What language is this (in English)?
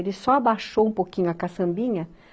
Portuguese